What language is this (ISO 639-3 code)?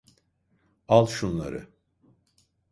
tur